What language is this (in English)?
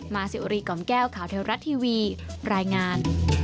Thai